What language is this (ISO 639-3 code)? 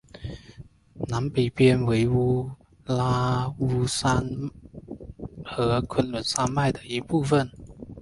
zho